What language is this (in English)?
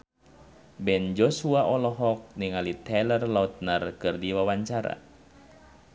Sundanese